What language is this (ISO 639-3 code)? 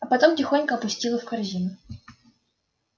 rus